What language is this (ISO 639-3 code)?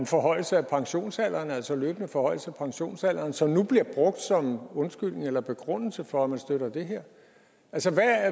dan